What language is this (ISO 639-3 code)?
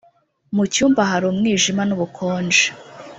kin